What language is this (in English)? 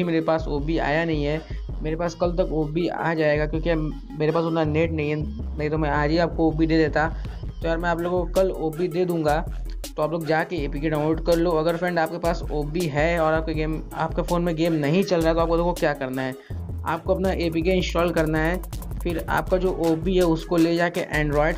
Hindi